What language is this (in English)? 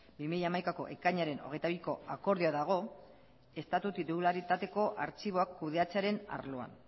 Basque